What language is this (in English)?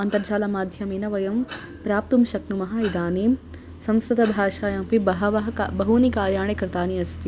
Sanskrit